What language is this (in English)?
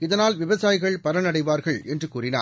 Tamil